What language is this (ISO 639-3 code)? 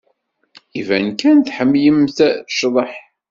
kab